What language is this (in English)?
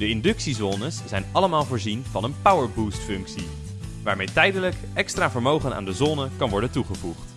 Dutch